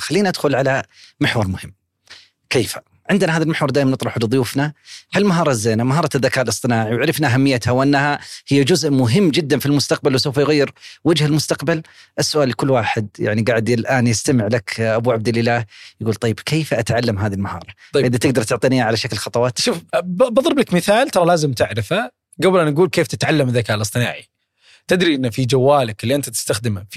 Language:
Arabic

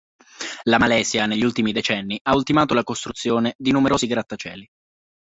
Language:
Italian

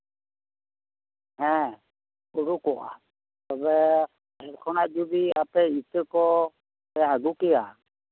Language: Santali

